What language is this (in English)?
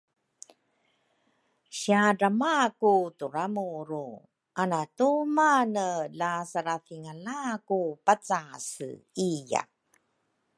Rukai